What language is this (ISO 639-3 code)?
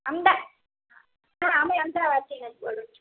guj